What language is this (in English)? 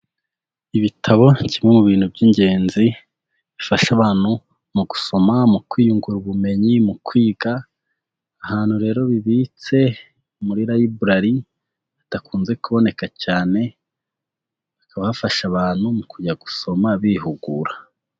Kinyarwanda